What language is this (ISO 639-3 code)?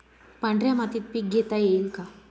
mar